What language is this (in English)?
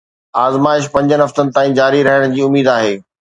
Sindhi